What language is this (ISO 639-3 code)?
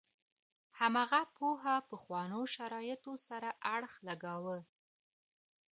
pus